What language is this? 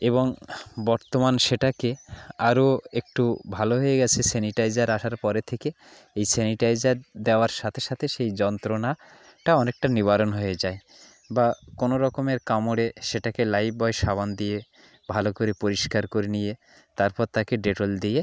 Bangla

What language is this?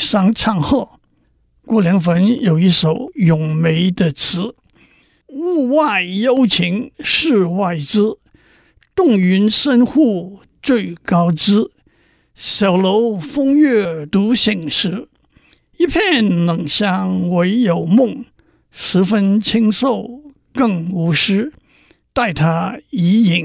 Chinese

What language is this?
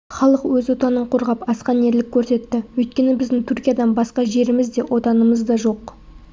Kazakh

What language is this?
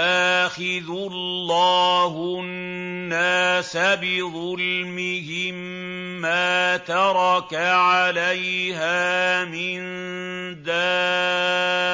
Arabic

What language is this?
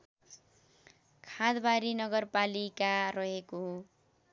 Nepali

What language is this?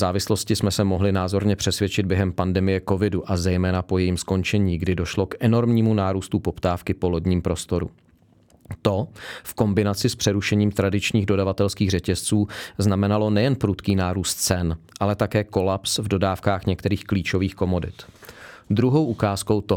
Czech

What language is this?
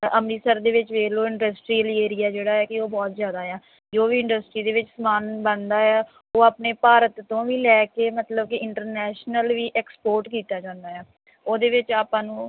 Punjabi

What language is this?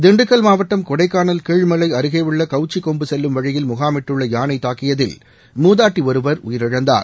Tamil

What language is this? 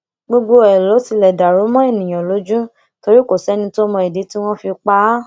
Yoruba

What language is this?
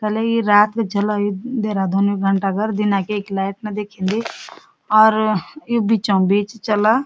Garhwali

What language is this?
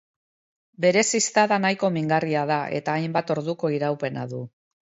Basque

